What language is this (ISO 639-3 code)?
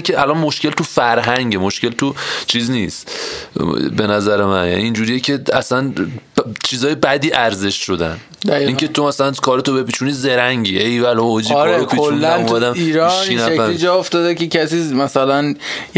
fas